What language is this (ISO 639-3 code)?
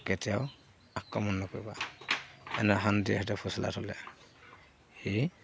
asm